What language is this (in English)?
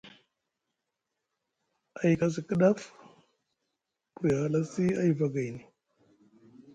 Musgu